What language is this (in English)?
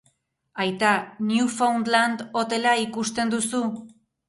Basque